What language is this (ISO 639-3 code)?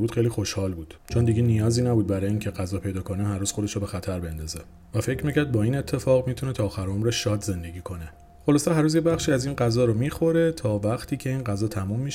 fas